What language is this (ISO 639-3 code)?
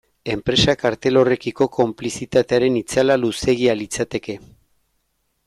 eus